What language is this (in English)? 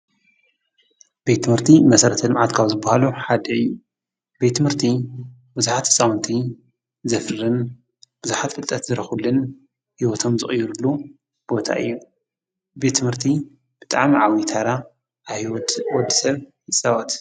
Tigrinya